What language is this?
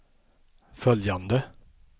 Swedish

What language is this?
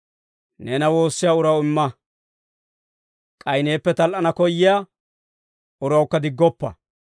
Dawro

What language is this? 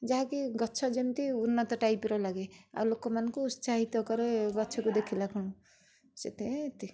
Odia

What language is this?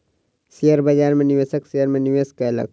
Maithili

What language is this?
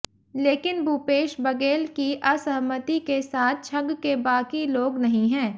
Hindi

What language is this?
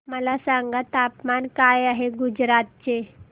Marathi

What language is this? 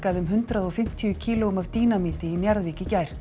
Icelandic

